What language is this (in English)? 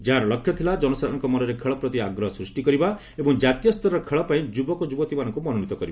Odia